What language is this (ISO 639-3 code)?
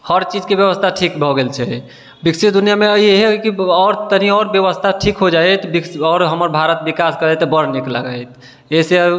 mai